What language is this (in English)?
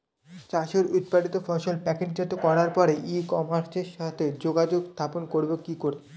Bangla